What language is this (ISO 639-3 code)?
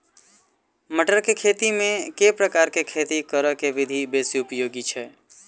mai